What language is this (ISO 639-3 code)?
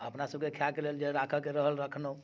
mai